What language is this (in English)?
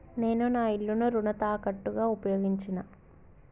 Telugu